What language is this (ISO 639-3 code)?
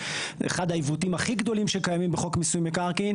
heb